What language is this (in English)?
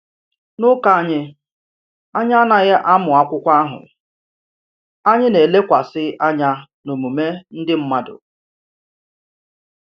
Igbo